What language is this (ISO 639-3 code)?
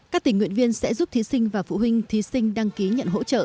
vie